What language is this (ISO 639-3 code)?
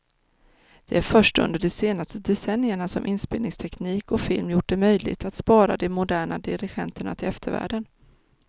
swe